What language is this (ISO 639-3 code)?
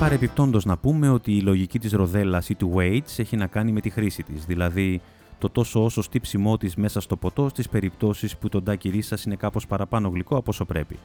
ell